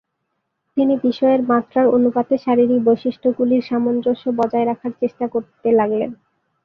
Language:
Bangla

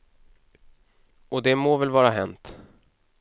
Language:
Swedish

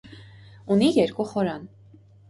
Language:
Armenian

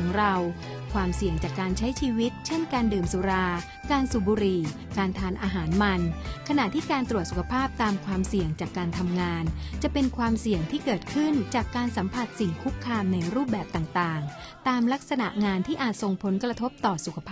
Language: Thai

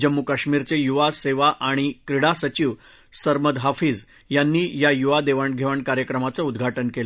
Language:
Marathi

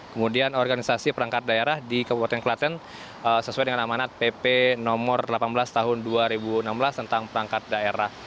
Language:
Indonesian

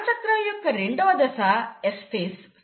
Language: Telugu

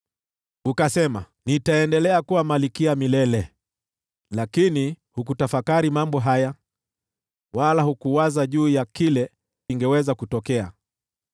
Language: Swahili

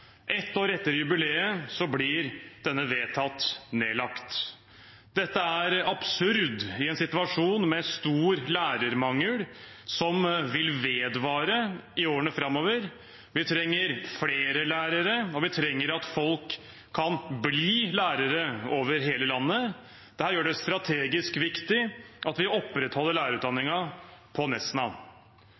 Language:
Norwegian Bokmål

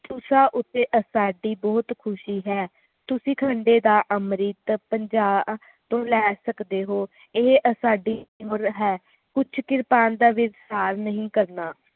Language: Punjabi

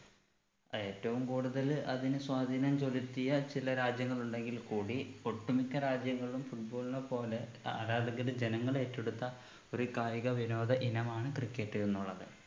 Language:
Malayalam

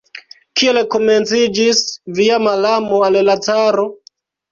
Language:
Esperanto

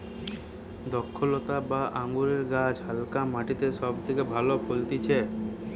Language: Bangla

